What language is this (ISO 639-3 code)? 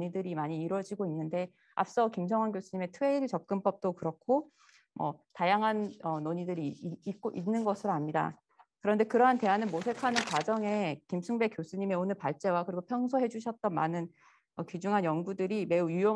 kor